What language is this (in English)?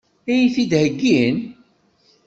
Kabyle